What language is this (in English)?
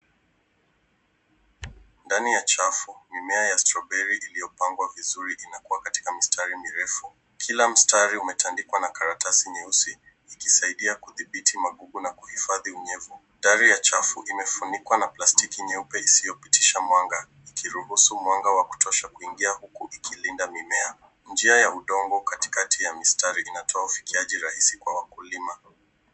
Swahili